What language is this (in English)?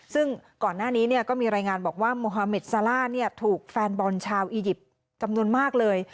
Thai